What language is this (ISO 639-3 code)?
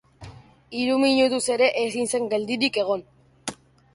eus